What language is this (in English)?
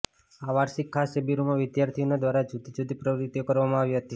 Gujarati